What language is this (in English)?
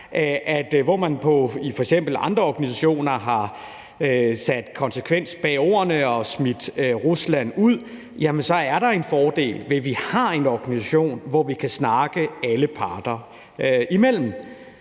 Danish